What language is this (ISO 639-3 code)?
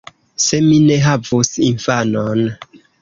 epo